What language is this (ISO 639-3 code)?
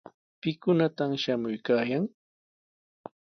qws